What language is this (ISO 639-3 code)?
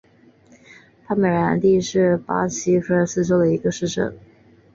zho